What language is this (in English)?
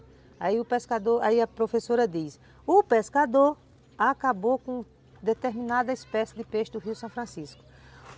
Portuguese